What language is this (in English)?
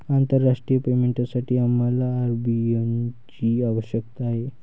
Marathi